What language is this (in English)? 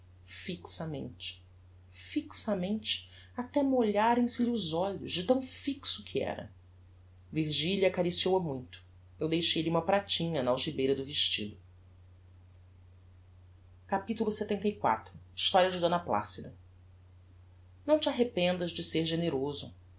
Portuguese